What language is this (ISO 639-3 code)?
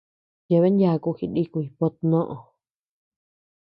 cux